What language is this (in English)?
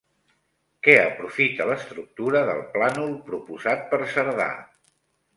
Catalan